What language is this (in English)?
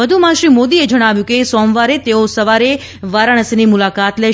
Gujarati